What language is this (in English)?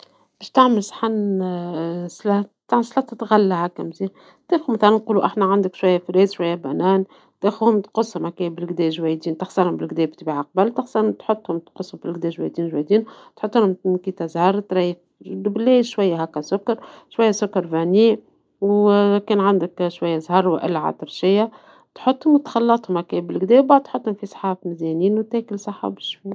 Tunisian Arabic